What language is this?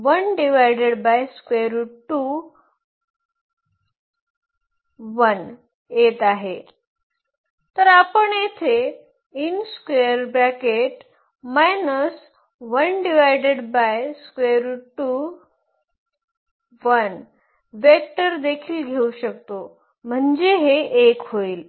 Marathi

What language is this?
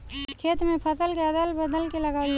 Bhojpuri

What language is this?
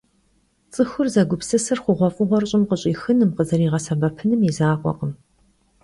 Kabardian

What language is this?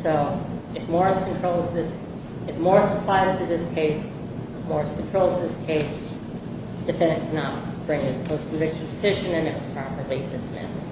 English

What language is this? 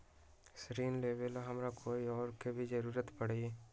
Magahi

